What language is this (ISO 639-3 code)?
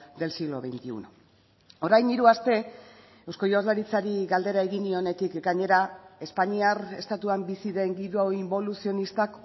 eus